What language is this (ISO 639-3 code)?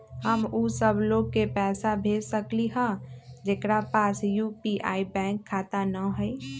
mag